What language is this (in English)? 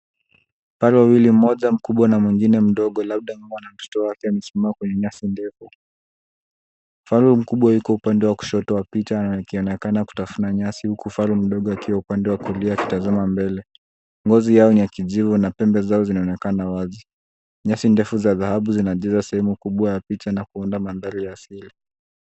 Swahili